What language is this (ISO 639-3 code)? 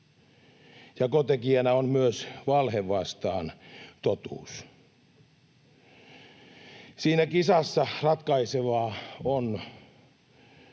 fin